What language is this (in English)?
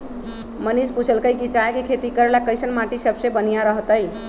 Magahi